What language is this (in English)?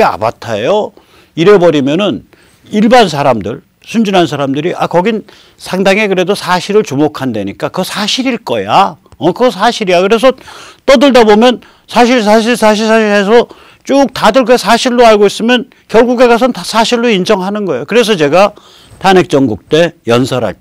Korean